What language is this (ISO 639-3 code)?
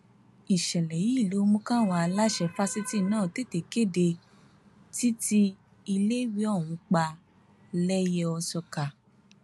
yor